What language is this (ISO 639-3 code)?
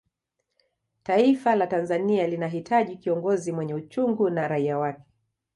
swa